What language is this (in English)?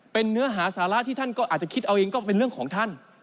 Thai